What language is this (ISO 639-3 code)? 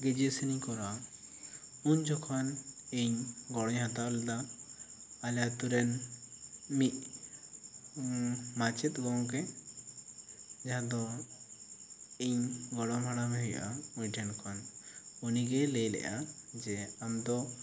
sat